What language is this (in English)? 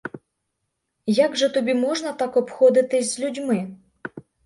Ukrainian